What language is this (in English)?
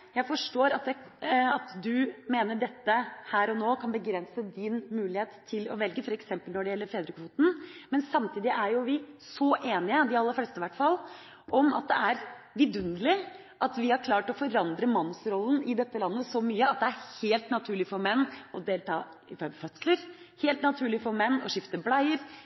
Norwegian Bokmål